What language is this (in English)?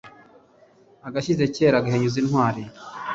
Kinyarwanda